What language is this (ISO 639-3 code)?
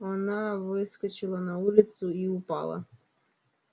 rus